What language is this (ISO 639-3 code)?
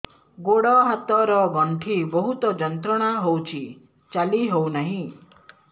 ori